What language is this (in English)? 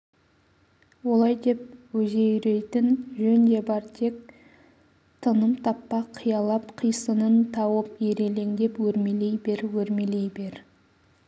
Kazakh